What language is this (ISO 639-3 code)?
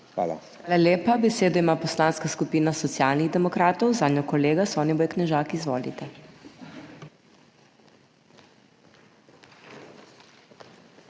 slv